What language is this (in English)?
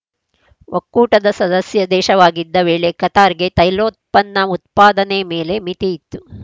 Kannada